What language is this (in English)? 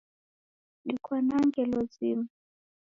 Taita